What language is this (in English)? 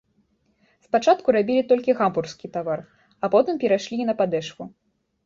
Belarusian